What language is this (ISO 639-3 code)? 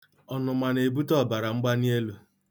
ibo